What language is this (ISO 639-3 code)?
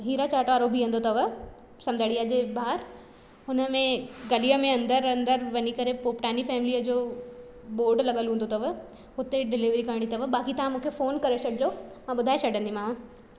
snd